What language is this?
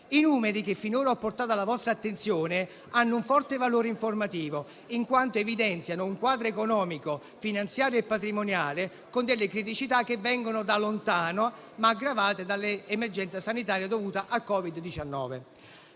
Italian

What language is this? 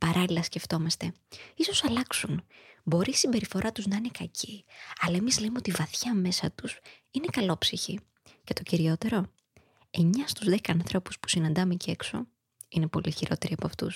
Greek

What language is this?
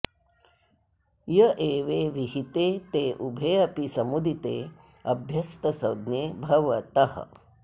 Sanskrit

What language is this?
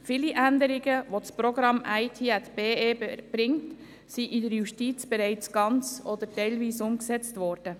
Swiss German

